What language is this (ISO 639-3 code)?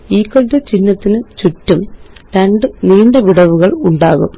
mal